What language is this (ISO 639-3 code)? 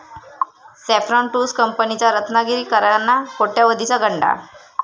mar